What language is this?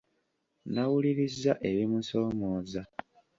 Ganda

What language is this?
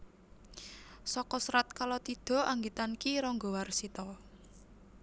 Javanese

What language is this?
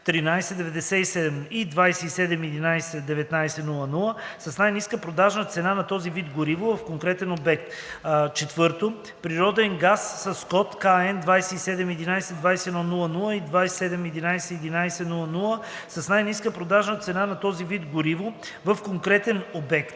Bulgarian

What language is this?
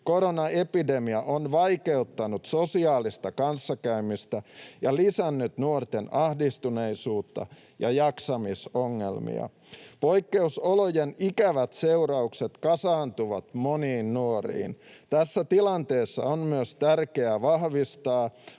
Finnish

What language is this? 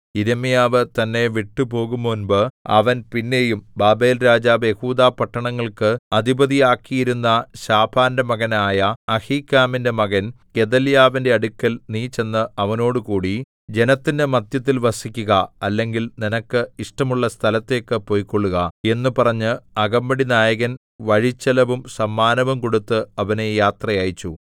Malayalam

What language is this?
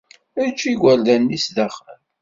Kabyle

